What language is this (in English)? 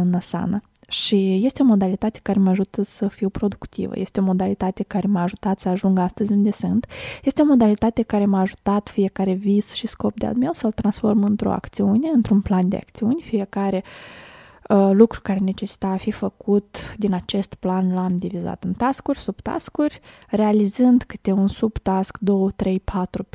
Romanian